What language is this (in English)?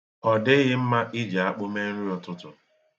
Igbo